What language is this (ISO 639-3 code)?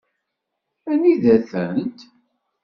kab